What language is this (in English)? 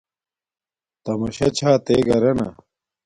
Domaaki